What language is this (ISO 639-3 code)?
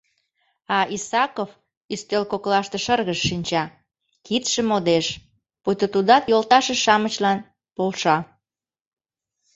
chm